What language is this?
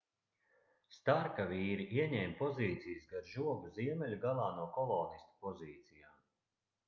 Latvian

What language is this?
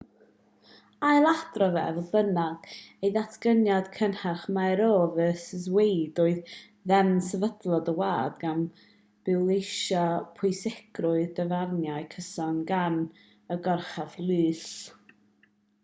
Welsh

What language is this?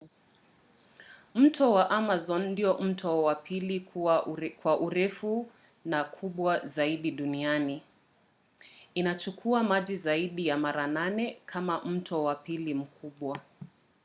Swahili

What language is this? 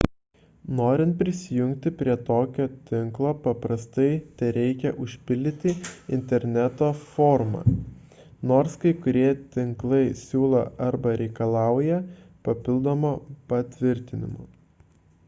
Lithuanian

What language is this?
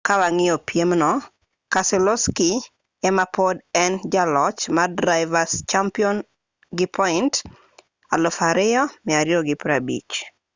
Luo (Kenya and Tanzania)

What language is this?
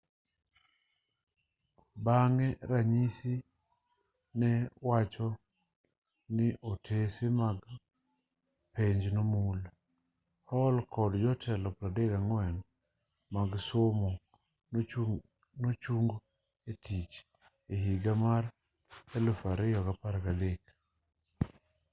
Luo (Kenya and Tanzania)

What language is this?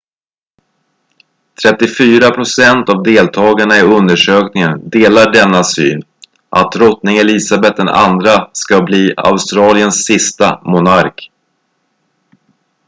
Swedish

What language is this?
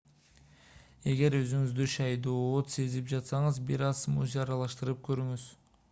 Kyrgyz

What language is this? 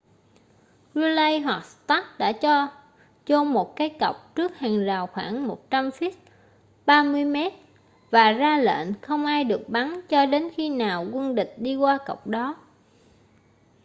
Vietnamese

